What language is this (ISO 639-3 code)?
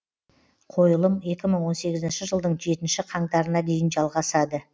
kaz